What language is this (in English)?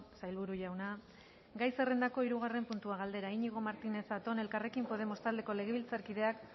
Basque